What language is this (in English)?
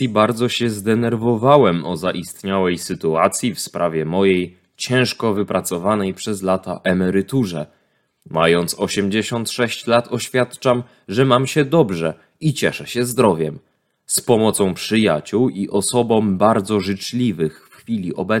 Polish